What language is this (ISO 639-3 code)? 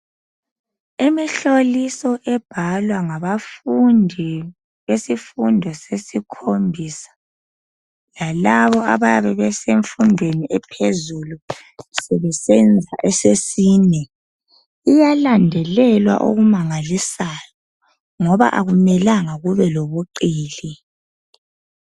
nde